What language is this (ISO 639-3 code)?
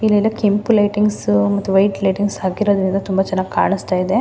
kan